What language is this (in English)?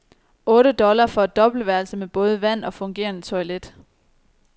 Danish